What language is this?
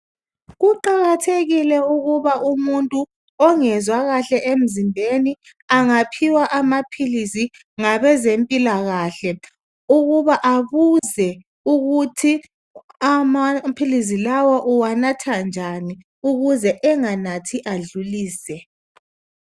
North Ndebele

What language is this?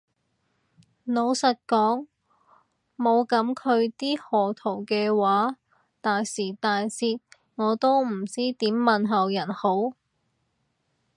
Cantonese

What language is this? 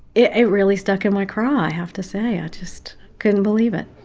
English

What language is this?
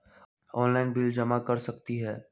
Magahi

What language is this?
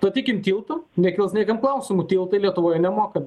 Lithuanian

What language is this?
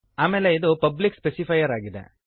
Kannada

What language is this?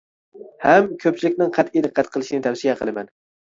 Uyghur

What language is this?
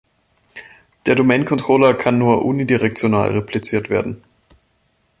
German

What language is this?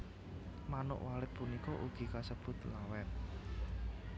Javanese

